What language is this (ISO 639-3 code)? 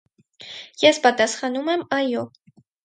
hye